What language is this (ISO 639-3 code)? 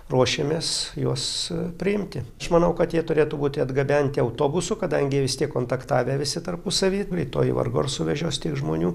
lit